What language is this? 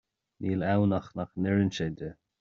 Irish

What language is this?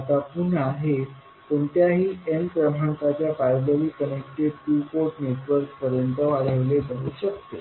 Marathi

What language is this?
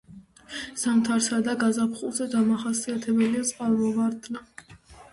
Georgian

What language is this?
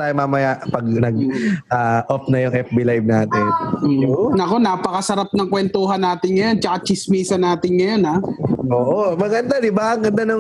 Filipino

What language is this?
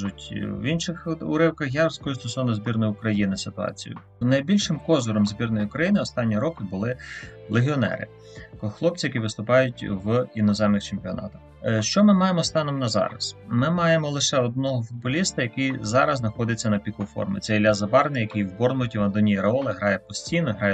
Ukrainian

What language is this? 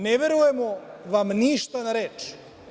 Serbian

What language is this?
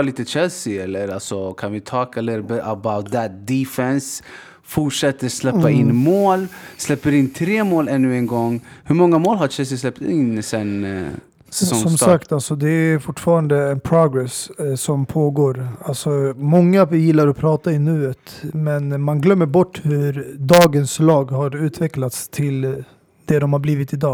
Swedish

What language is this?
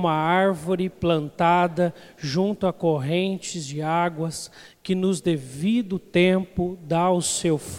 Portuguese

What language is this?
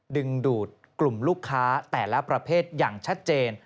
Thai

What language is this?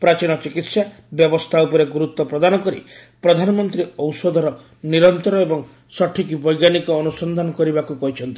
Odia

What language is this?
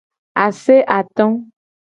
Gen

